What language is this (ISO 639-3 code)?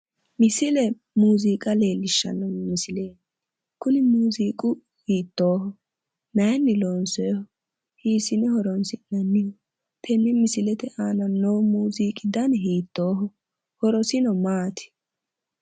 sid